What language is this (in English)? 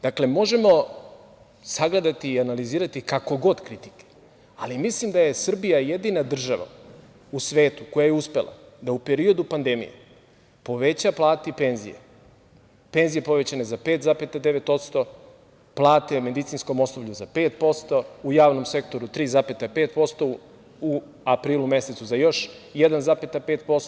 Serbian